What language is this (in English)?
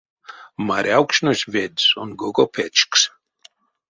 Erzya